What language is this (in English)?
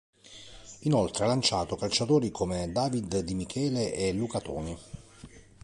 Italian